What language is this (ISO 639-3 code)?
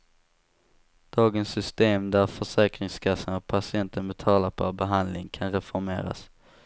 swe